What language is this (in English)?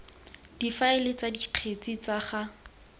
Tswana